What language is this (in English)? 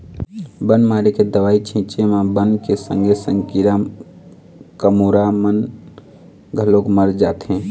Chhattisgarhi